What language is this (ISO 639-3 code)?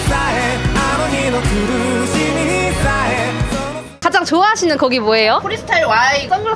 kor